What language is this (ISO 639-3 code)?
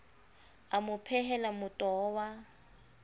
sot